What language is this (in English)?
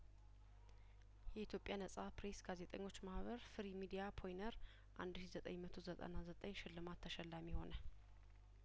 Amharic